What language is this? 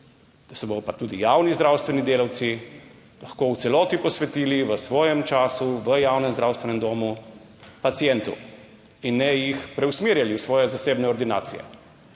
Slovenian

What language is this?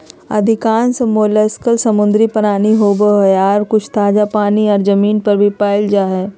Magahi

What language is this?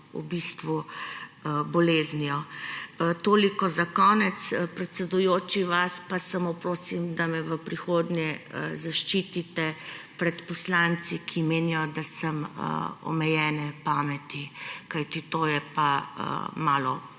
Slovenian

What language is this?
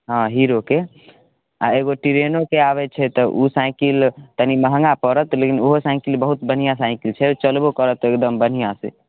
Maithili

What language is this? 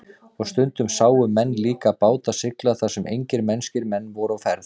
Icelandic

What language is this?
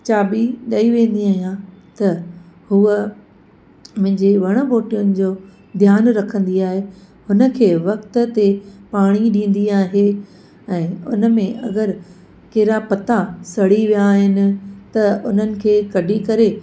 Sindhi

